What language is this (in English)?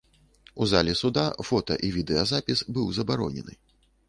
Belarusian